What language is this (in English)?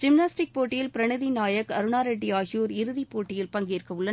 Tamil